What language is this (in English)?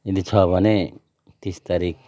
Nepali